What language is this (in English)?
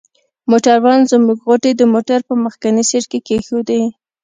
Pashto